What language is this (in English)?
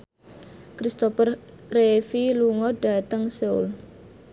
Javanese